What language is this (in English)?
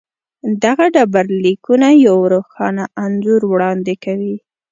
Pashto